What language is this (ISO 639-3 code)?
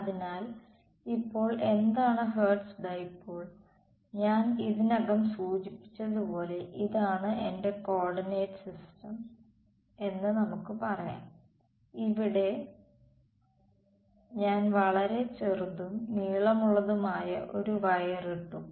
mal